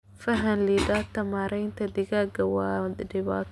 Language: Somali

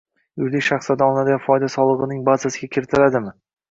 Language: Uzbek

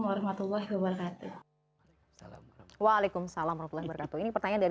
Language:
Indonesian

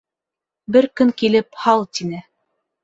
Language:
Bashkir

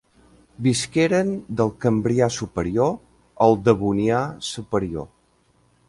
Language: Catalan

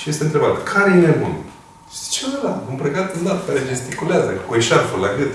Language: Romanian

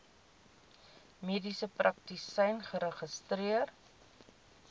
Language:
Afrikaans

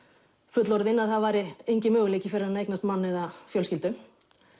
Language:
Icelandic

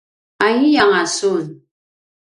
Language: Paiwan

